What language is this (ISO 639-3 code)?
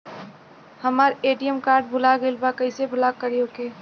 bho